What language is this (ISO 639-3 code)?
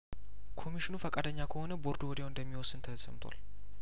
amh